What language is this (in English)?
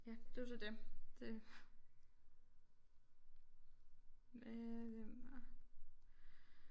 Danish